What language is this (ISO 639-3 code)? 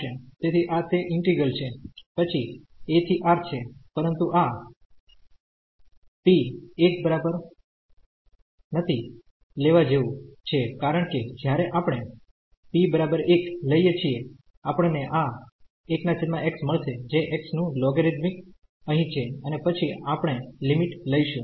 guj